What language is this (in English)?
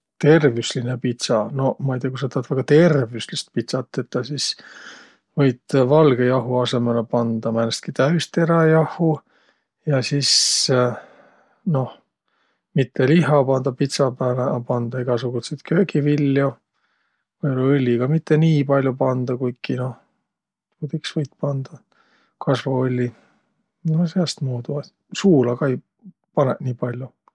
Võro